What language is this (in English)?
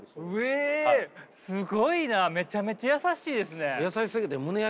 Japanese